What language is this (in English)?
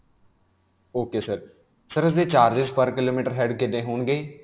Punjabi